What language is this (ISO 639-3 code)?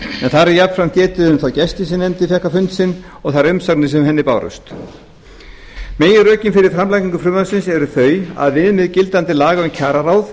isl